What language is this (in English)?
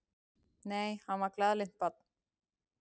Icelandic